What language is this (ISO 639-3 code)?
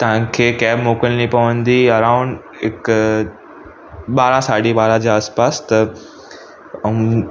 snd